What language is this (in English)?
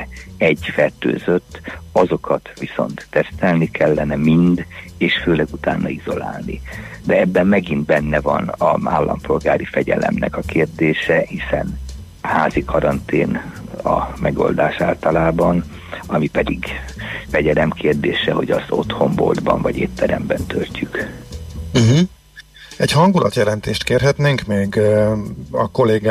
Hungarian